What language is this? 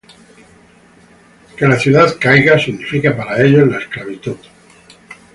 Spanish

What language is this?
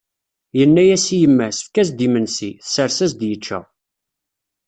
Kabyle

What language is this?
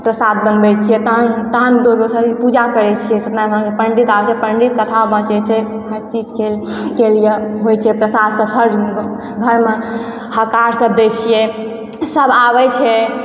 Maithili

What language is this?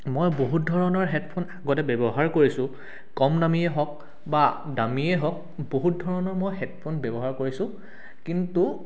Assamese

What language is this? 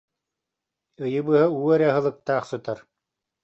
Yakut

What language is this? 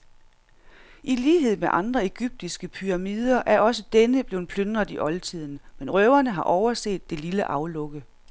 Danish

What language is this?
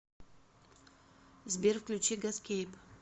Russian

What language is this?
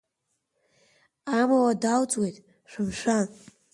Abkhazian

